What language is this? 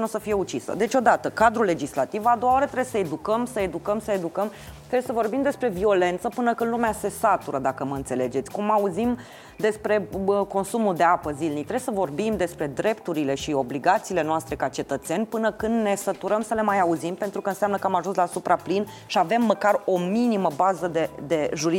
Romanian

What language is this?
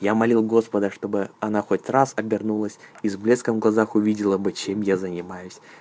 Russian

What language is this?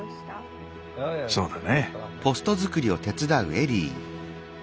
Japanese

